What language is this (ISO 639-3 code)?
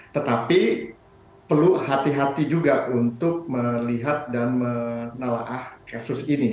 ind